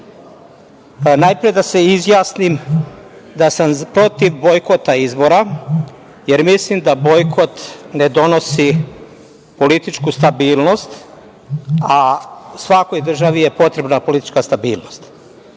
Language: Serbian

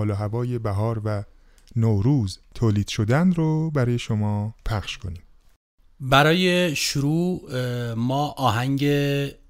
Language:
Persian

